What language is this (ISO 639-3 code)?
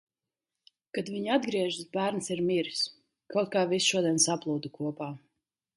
lav